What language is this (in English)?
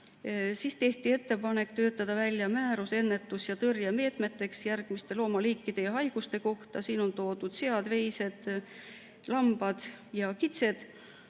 Estonian